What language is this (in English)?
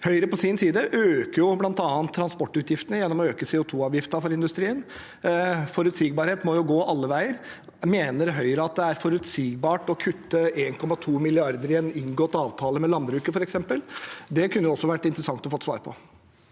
Norwegian